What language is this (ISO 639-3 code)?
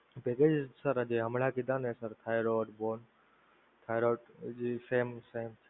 guj